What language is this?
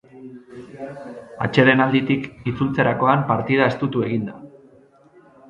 Basque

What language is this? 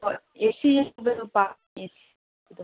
Manipuri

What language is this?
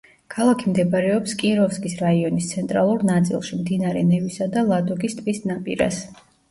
Georgian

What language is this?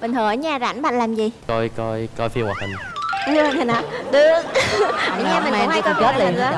Vietnamese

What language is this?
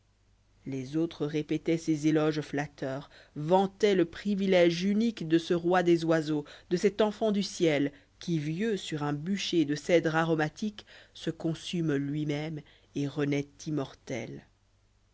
French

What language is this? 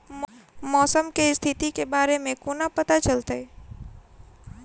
Maithili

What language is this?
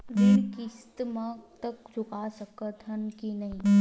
Chhattisgarhi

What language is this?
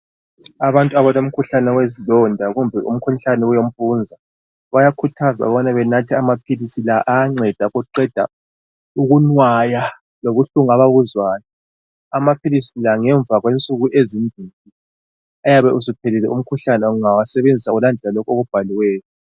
North Ndebele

